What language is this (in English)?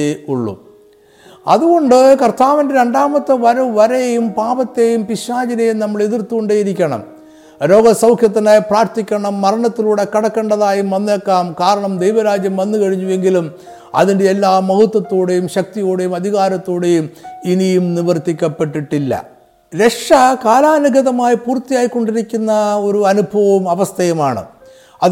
Malayalam